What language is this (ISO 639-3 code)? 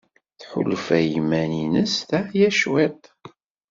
kab